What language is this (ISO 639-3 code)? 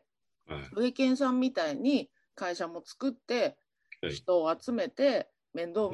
jpn